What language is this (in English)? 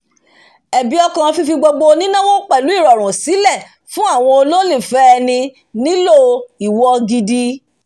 Yoruba